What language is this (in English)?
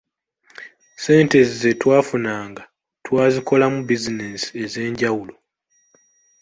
Ganda